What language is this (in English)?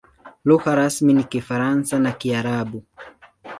Swahili